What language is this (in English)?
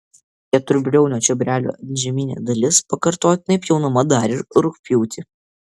Lithuanian